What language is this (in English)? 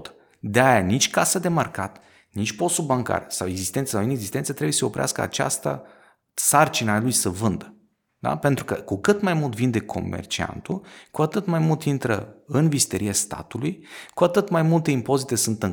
Romanian